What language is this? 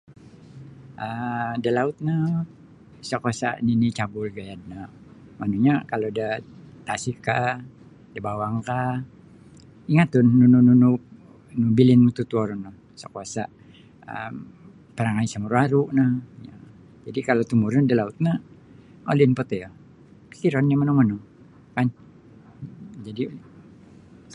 Sabah Bisaya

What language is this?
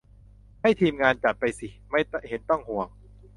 Thai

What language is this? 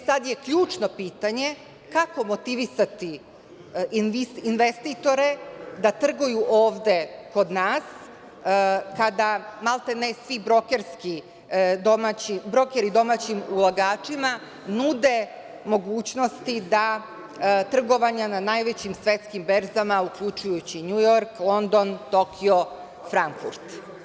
Serbian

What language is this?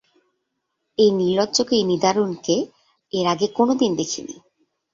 Bangla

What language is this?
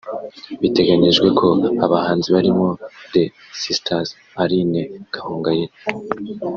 Kinyarwanda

